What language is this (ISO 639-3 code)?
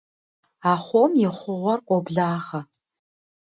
kbd